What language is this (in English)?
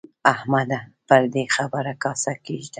Pashto